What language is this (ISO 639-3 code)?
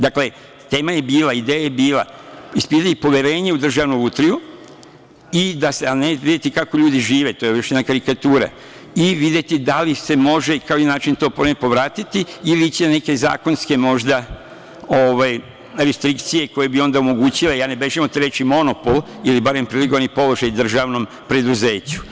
srp